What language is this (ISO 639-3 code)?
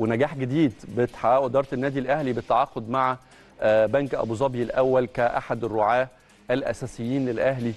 ara